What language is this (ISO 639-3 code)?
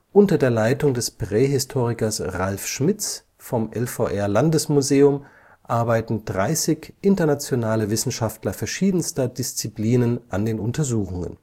deu